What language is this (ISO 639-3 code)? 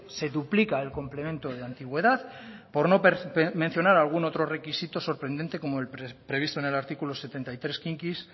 spa